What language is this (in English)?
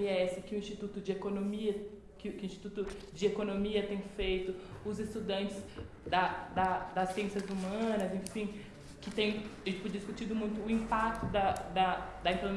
Portuguese